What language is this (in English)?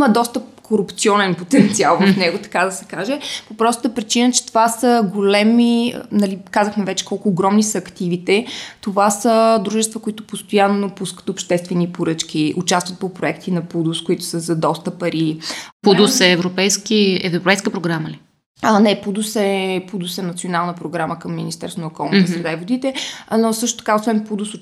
Bulgarian